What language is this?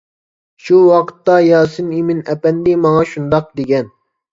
Uyghur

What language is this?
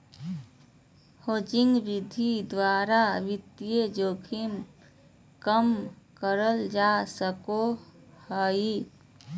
Magahi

